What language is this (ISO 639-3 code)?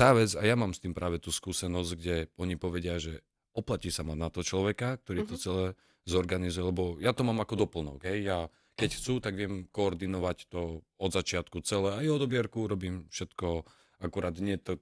slk